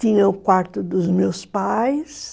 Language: Portuguese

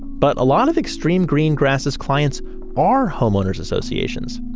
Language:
English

